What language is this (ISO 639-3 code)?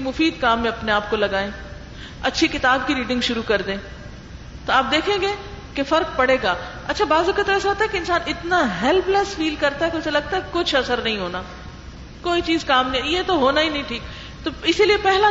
urd